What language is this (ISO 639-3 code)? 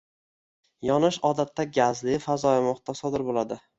uzb